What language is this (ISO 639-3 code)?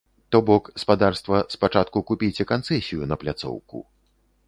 bel